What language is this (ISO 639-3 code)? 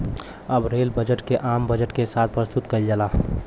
bho